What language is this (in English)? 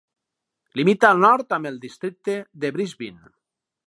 Catalan